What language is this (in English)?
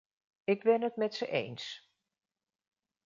Dutch